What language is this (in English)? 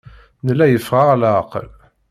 Kabyle